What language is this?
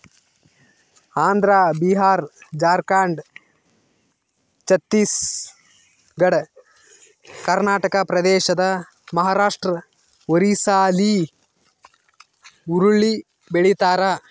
Kannada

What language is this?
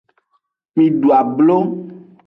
Aja (Benin)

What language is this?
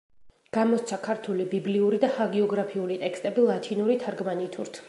Georgian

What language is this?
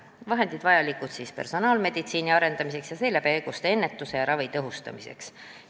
Estonian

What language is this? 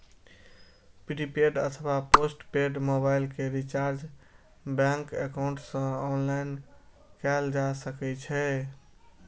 Maithili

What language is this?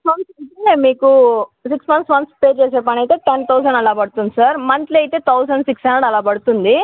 Telugu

